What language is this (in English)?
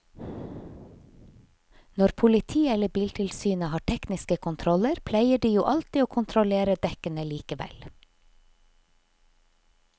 Norwegian